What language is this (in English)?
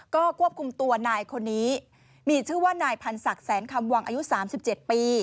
Thai